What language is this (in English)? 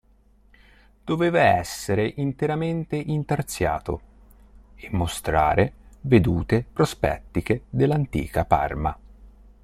Italian